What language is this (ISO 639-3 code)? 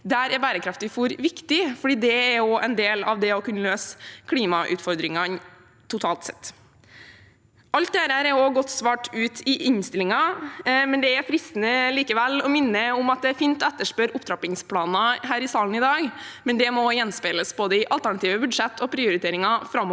nor